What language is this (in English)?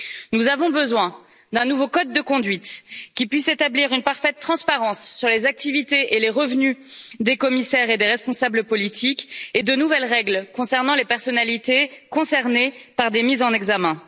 French